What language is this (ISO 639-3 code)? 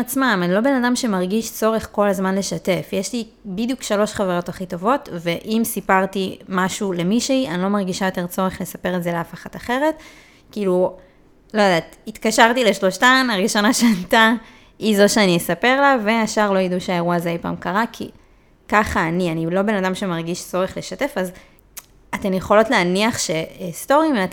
heb